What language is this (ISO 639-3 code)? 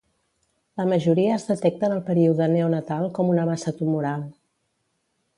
cat